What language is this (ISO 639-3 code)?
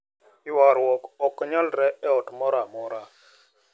luo